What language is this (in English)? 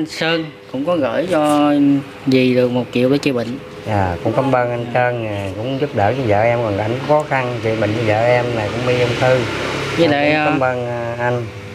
Vietnamese